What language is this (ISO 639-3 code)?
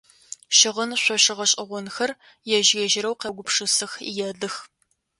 ady